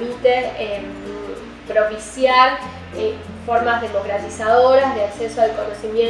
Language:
Spanish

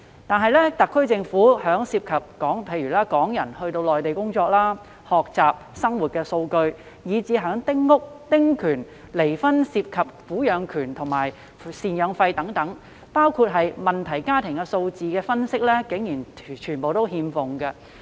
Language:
Cantonese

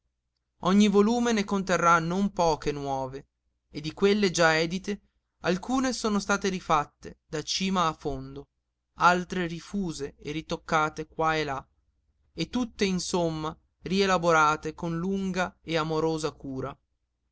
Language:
Italian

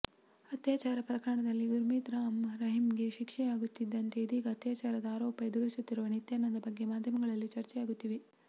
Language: Kannada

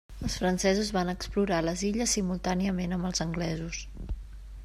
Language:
Catalan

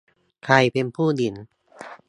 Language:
Thai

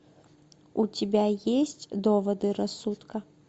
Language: Russian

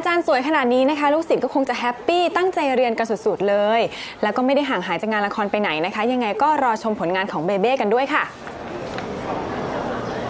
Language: Thai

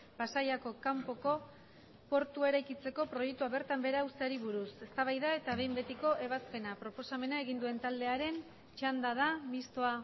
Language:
Basque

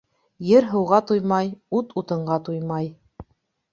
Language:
Bashkir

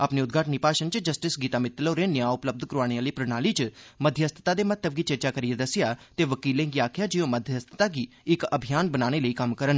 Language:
Dogri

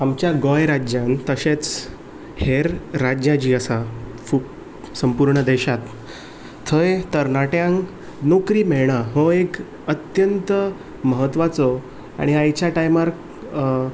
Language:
Konkani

